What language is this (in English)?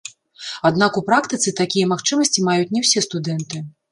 Belarusian